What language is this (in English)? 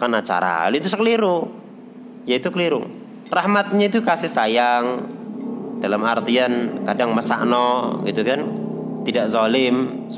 Indonesian